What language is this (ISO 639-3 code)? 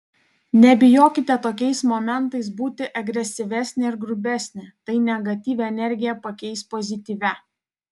lit